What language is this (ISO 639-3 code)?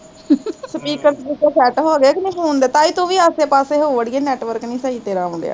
pan